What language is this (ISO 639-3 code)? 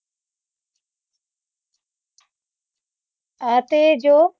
pan